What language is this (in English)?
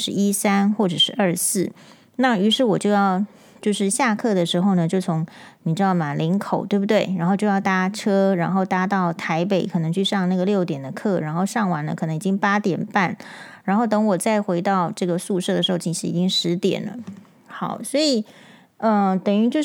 Chinese